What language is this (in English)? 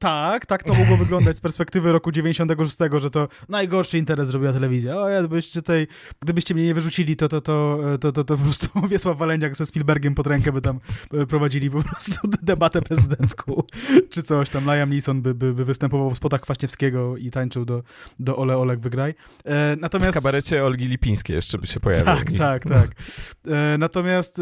Polish